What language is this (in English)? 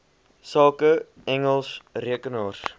Afrikaans